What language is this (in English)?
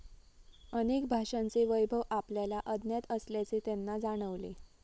Marathi